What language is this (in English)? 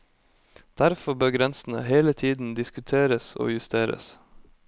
Norwegian